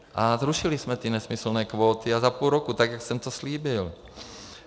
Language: Czech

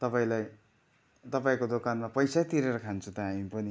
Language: Nepali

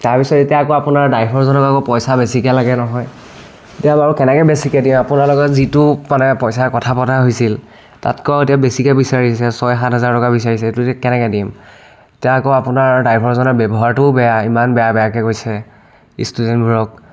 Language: Assamese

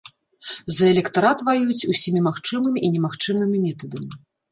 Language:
Belarusian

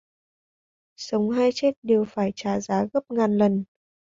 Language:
Vietnamese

